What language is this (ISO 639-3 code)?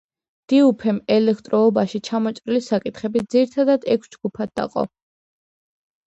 kat